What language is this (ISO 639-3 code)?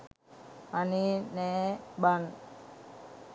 sin